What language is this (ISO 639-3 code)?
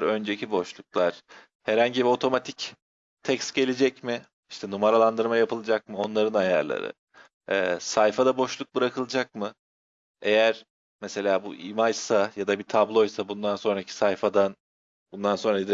tur